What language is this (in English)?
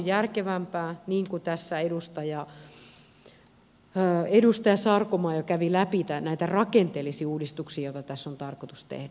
Finnish